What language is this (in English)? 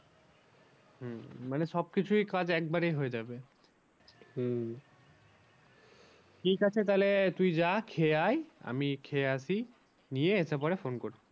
Bangla